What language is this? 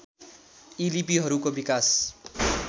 Nepali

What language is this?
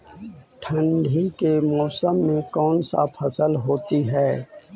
Magahi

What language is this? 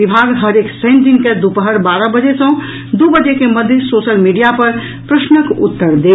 Maithili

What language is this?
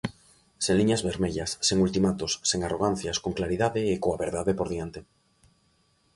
Galician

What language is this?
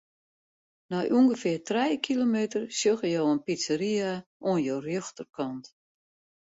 Western Frisian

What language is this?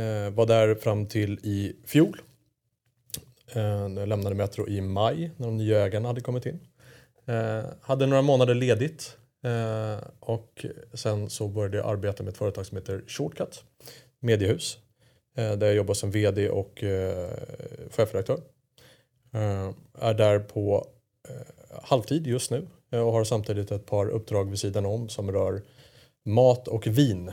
Swedish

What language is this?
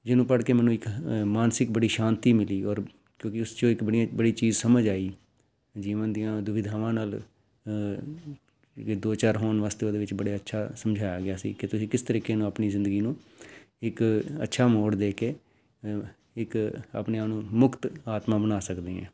Punjabi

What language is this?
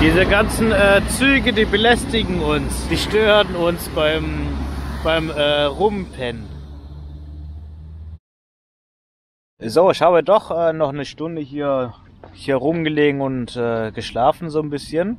German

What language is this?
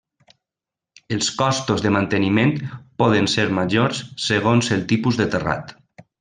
Catalan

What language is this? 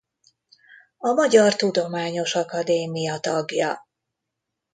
Hungarian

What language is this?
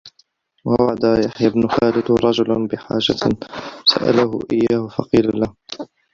Arabic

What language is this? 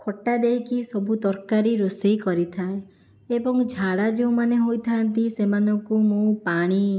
Odia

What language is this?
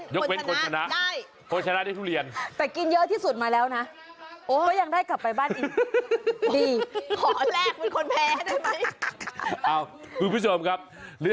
Thai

